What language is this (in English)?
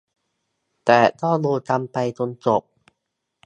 Thai